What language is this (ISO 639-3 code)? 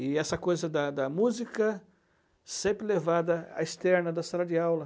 por